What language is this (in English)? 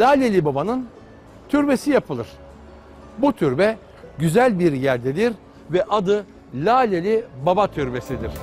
Turkish